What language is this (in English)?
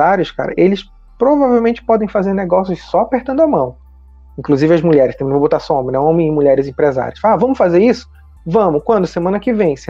Portuguese